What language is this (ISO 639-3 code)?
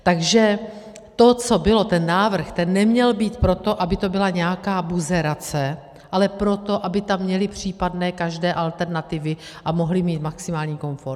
ces